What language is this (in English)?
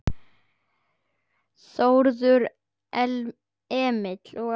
Icelandic